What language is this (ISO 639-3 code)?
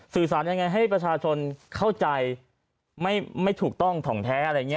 tha